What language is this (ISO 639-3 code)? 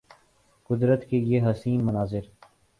urd